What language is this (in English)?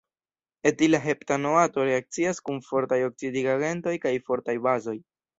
Esperanto